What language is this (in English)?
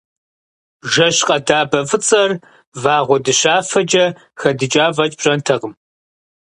Kabardian